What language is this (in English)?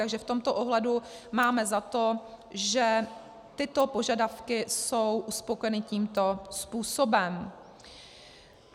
Czech